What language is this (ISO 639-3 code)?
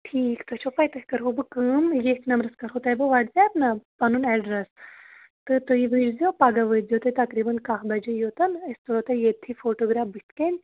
kas